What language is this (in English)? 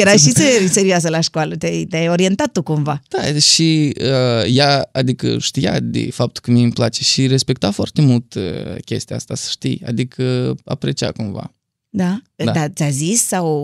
Romanian